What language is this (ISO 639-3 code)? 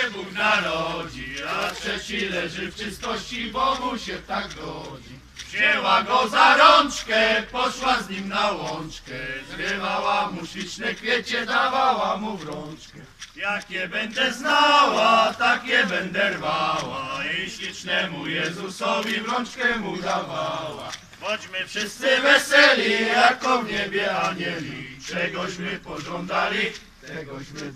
pol